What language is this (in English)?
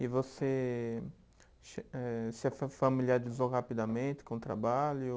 Portuguese